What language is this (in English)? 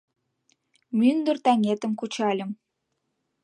Mari